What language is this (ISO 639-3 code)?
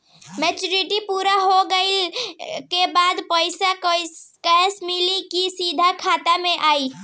bho